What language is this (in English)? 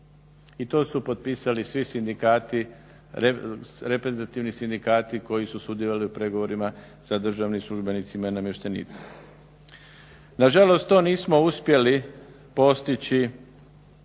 Croatian